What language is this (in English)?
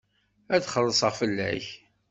Kabyle